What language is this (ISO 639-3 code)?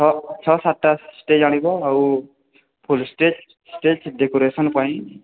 ori